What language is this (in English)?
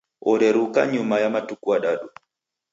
Taita